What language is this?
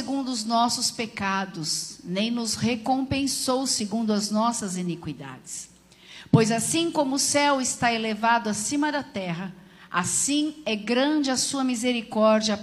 Portuguese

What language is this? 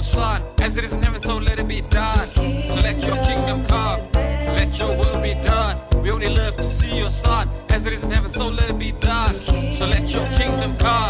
English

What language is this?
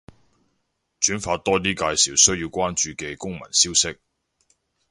Cantonese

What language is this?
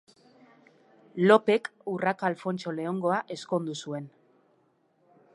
Basque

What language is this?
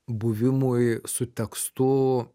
Lithuanian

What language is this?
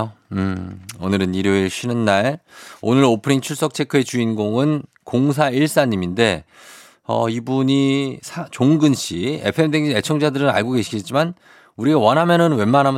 Korean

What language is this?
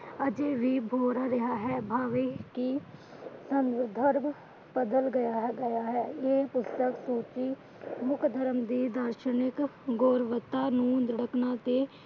Punjabi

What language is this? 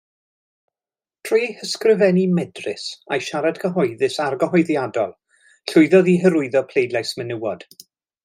Welsh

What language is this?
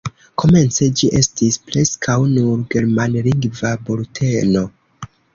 Esperanto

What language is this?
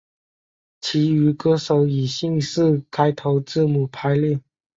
Chinese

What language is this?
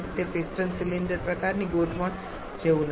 Gujarati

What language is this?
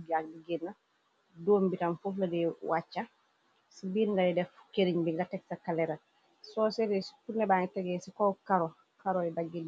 Wolof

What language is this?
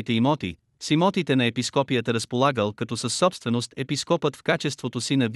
Bulgarian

